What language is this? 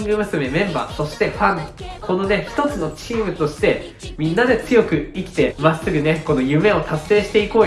Japanese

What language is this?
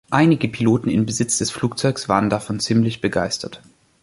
German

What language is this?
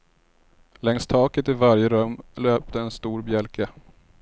Swedish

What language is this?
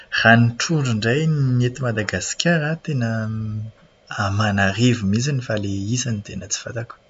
Malagasy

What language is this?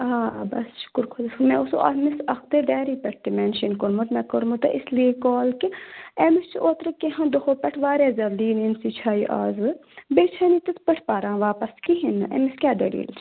Kashmiri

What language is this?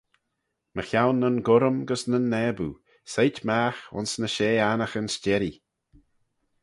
Manx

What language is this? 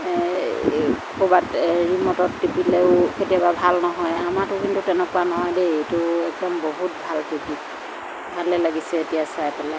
Assamese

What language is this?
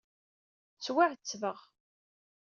Kabyle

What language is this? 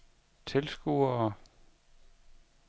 Danish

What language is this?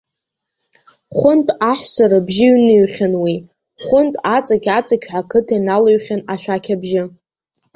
Abkhazian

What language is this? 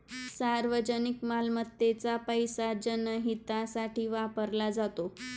Marathi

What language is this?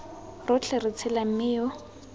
Tswana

